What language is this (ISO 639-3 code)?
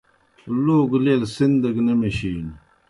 plk